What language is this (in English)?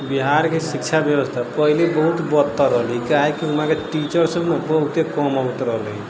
Maithili